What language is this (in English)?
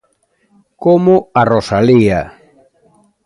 Galician